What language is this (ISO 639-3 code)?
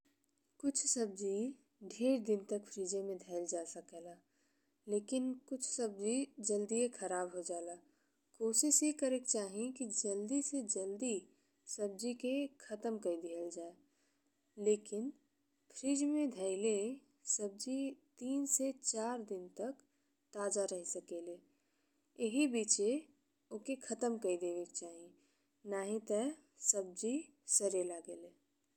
bho